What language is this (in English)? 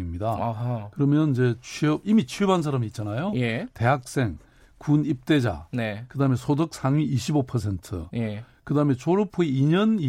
Korean